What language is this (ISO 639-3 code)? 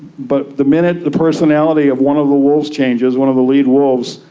eng